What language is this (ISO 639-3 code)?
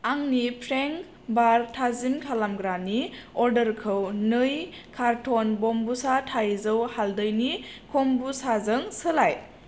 brx